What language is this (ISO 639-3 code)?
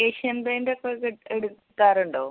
mal